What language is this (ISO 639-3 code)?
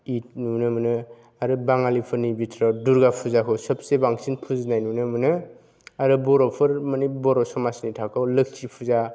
brx